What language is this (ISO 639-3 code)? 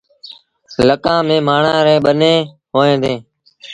sbn